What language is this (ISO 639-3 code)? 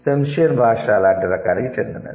tel